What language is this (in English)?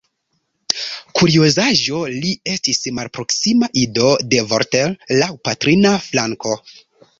Esperanto